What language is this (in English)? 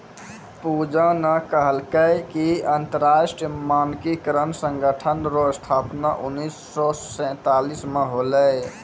Maithili